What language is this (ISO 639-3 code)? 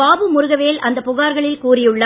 tam